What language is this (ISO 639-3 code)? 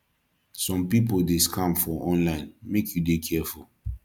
pcm